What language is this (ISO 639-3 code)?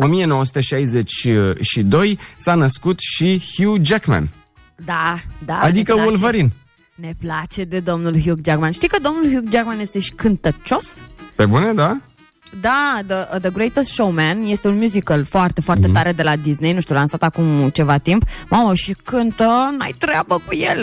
ron